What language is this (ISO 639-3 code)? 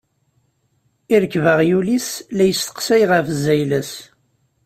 kab